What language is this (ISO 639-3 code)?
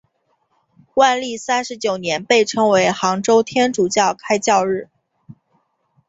zho